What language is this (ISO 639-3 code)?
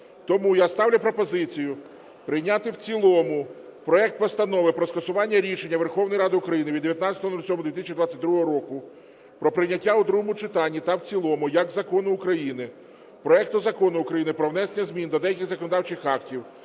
ukr